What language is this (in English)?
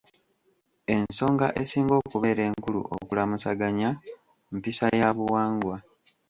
Ganda